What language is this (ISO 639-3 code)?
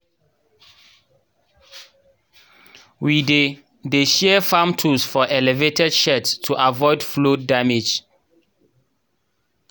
pcm